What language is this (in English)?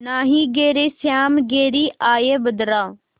Hindi